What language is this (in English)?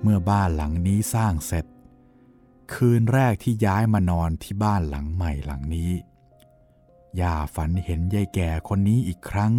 Thai